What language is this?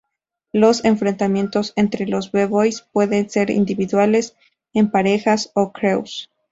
Spanish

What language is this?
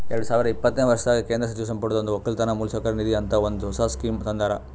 Kannada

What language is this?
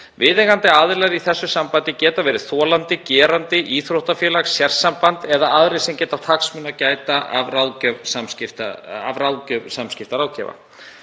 Icelandic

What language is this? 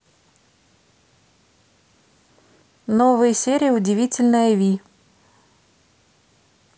Russian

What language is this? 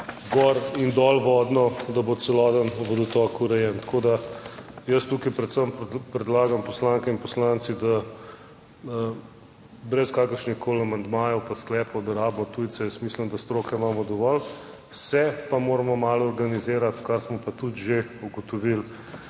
Slovenian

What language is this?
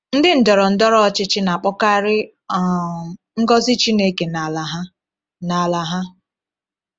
Igbo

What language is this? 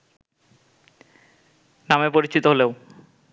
Bangla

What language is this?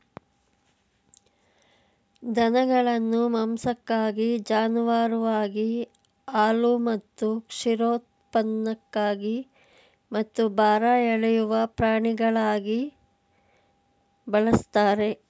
Kannada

